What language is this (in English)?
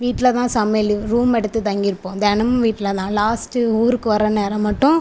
Tamil